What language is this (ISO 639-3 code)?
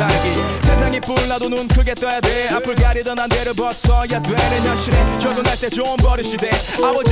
kor